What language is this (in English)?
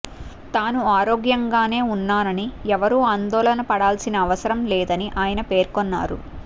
Telugu